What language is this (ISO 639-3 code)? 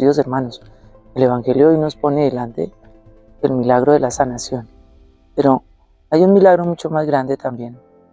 spa